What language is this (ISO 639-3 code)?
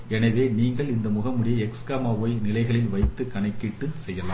tam